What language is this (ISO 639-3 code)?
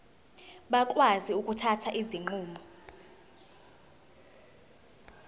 zul